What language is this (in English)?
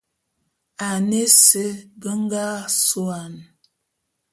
Bulu